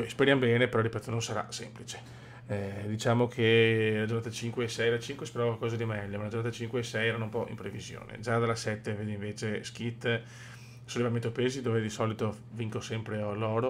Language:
Italian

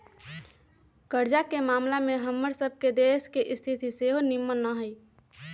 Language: Magahi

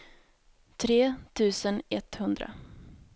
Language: Swedish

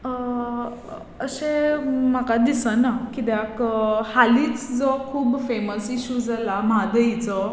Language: Konkani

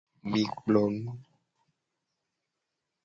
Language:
Gen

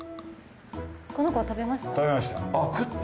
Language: Japanese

